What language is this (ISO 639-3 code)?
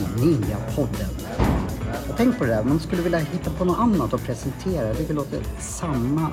swe